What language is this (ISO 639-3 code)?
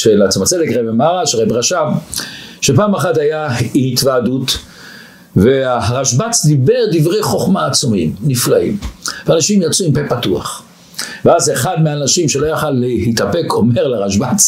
heb